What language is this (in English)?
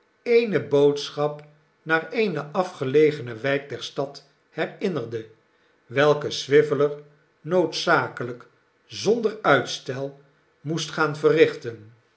Dutch